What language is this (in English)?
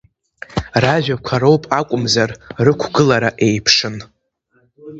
Abkhazian